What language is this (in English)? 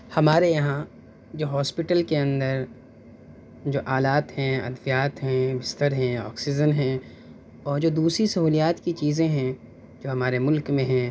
Urdu